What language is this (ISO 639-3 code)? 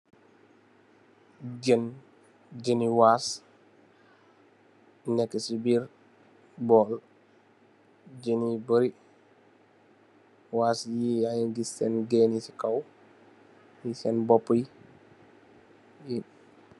wol